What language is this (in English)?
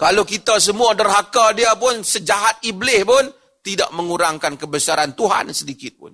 Malay